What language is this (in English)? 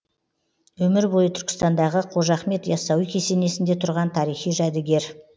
Kazakh